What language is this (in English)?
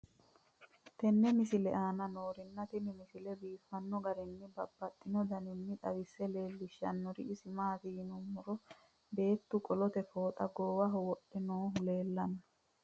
Sidamo